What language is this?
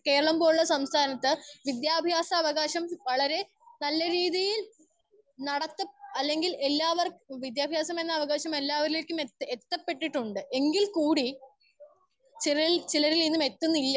Malayalam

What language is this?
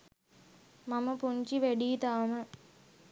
Sinhala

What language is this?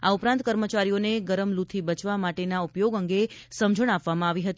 Gujarati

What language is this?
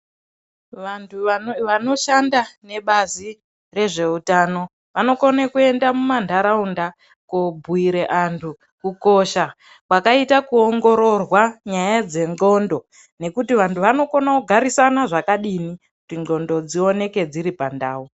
Ndau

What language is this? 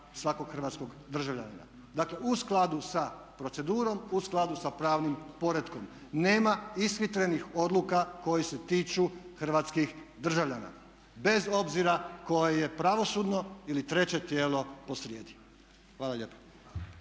Croatian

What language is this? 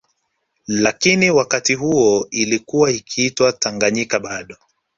Swahili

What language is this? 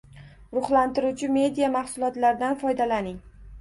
Uzbek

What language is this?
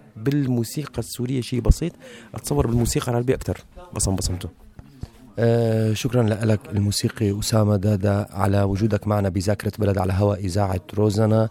Arabic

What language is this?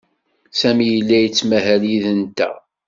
Kabyle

